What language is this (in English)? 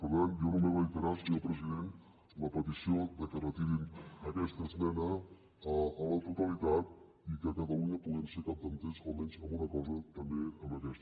Catalan